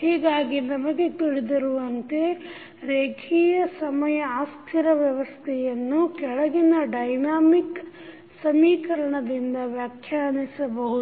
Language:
Kannada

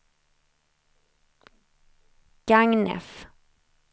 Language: Swedish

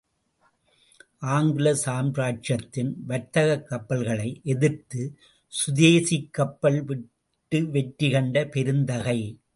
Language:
Tamil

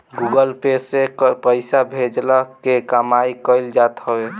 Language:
Bhojpuri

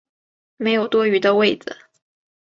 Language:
Chinese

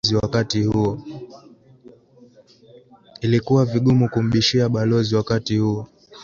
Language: Swahili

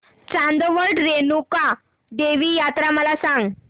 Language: Marathi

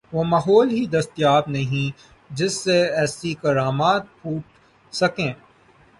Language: Urdu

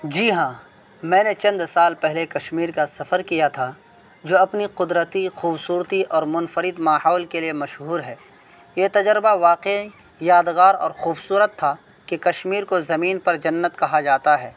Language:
Urdu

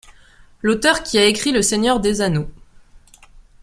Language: French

